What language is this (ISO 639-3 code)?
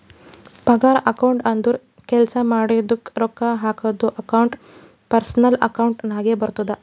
kan